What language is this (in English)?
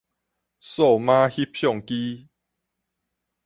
Min Nan Chinese